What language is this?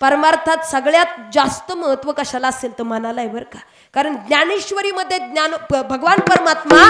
Hindi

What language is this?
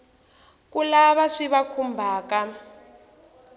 Tsonga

